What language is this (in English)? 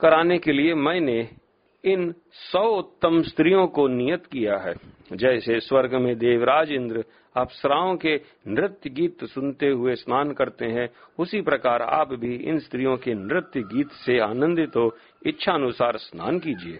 Hindi